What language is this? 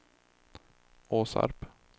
Swedish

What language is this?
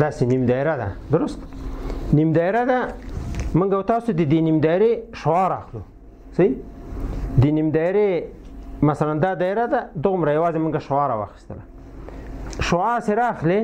Romanian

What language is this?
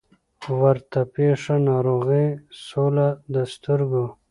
Pashto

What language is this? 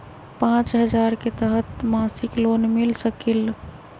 Magahi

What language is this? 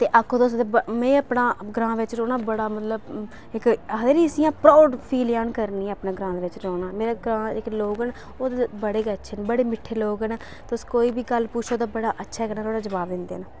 Dogri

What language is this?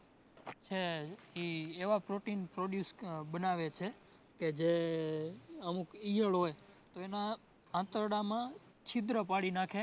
Gujarati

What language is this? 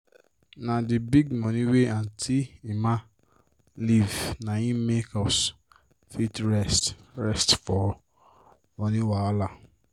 Nigerian Pidgin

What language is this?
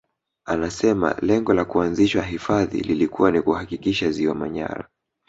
Swahili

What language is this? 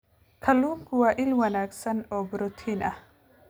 Somali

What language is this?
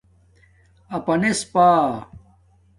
Domaaki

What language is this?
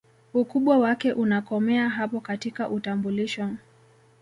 Swahili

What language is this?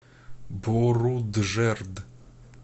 Russian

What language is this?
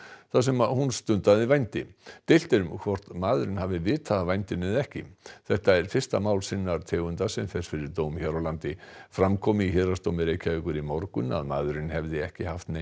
Icelandic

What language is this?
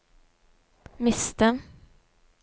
Norwegian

